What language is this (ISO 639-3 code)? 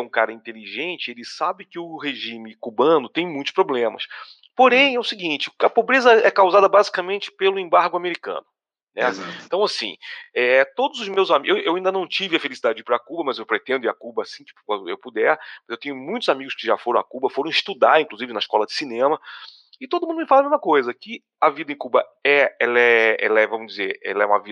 por